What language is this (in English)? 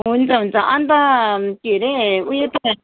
Nepali